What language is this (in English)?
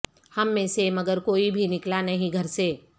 Urdu